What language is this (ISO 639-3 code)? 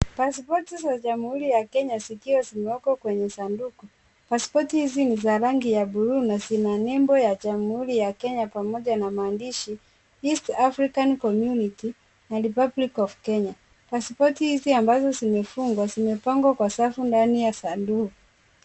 swa